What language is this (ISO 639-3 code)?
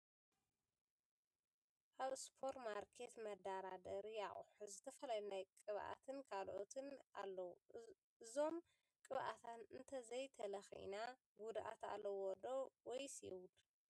tir